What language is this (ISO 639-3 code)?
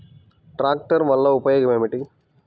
tel